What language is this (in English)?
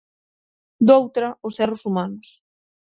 Galician